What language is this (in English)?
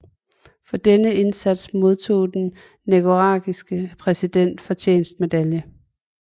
Danish